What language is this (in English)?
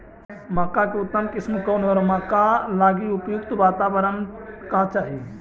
Magahi